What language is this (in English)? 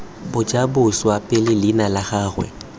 Tswana